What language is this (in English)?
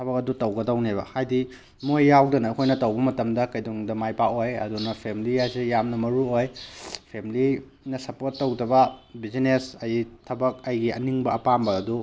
Manipuri